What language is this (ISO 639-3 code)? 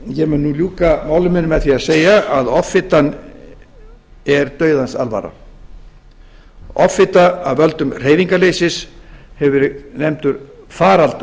isl